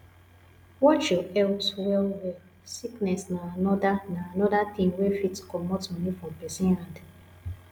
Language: Nigerian Pidgin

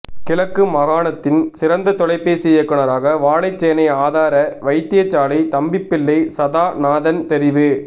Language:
Tamil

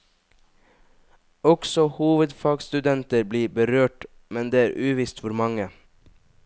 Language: Norwegian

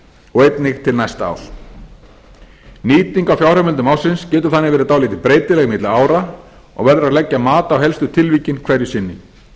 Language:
Icelandic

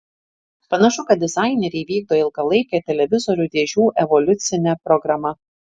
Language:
Lithuanian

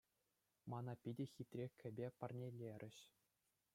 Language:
Chuvash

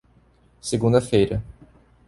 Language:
Portuguese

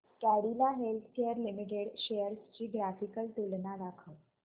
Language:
Marathi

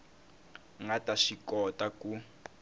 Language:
Tsonga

